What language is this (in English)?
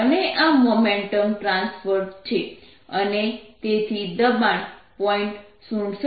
Gujarati